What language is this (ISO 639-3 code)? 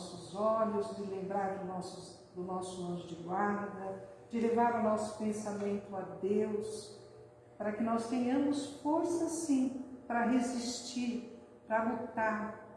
por